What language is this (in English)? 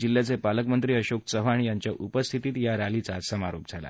Marathi